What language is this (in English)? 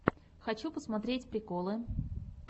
Russian